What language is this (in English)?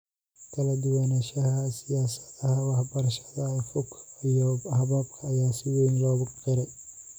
Somali